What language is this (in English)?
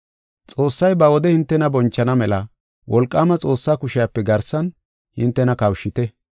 Gofa